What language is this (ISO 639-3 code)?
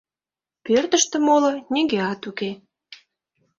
chm